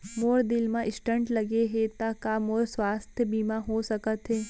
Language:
Chhattisgarhi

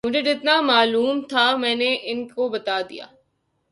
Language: Urdu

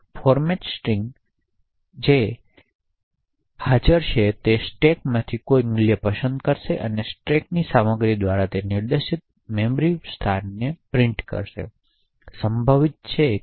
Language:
Gujarati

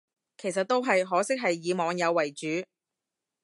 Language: Cantonese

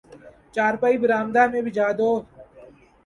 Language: Urdu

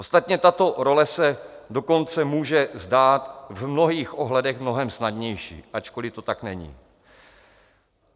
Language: Czech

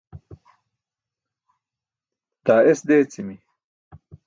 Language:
Burushaski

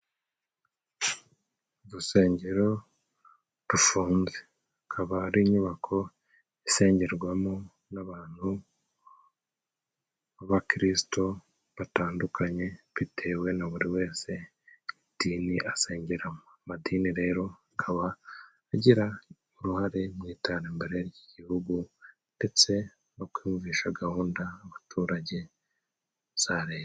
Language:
Kinyarwanda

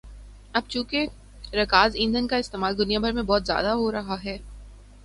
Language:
Urdu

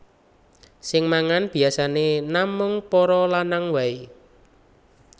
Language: Javanese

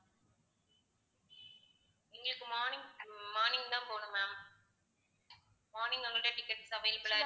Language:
Tamil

